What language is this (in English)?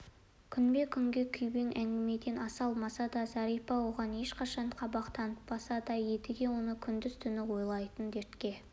Kazakh